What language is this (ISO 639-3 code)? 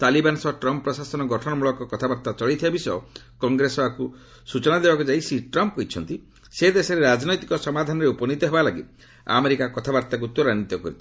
ori